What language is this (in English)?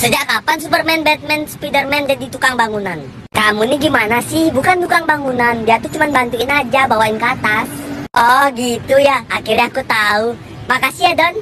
Indonesian